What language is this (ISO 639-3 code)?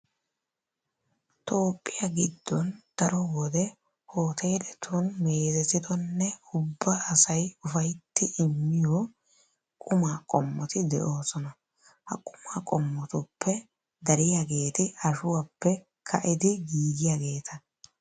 wal